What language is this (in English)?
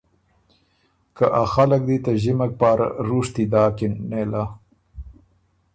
Ormuri